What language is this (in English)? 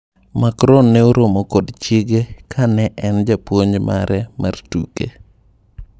Luo (Kenya and Tanzania)